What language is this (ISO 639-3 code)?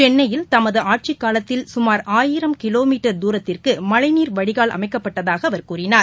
tam